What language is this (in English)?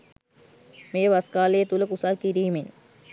Sinhala